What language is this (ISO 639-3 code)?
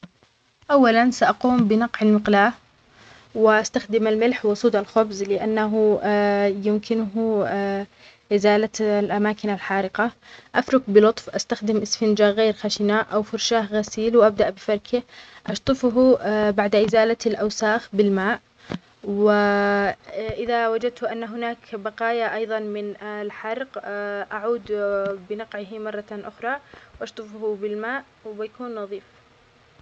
acx